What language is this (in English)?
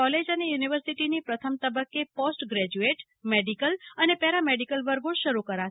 Gujarati